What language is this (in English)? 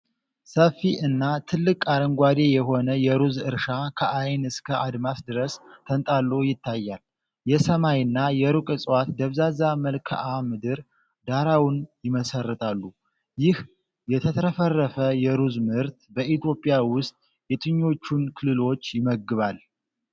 Amharic